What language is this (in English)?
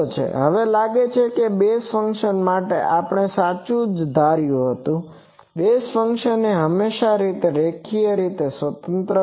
Gujarati